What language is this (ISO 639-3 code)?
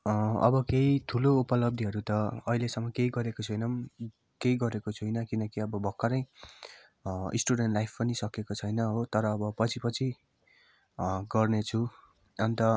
nep